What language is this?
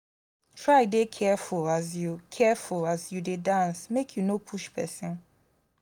Nigerian Pidgin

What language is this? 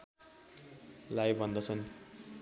Nepali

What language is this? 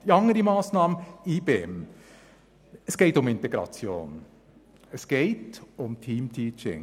Swiss German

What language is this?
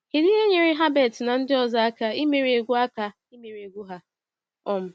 Igbo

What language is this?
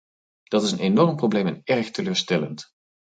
Dutch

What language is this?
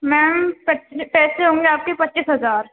Urdu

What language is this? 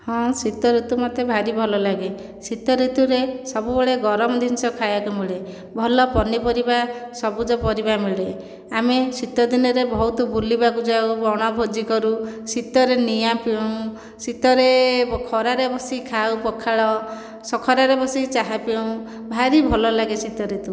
Odia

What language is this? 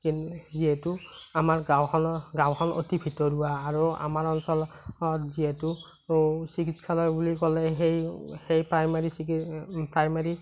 Assamese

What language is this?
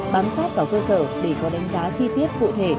Vietnamese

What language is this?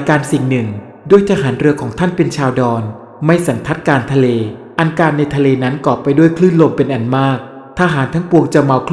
Thai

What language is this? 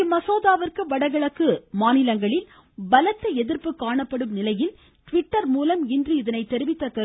Tamil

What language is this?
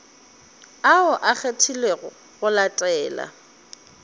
Northern Sotho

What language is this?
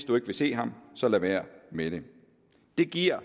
Danish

